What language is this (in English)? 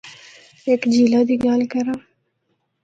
Northern Hindko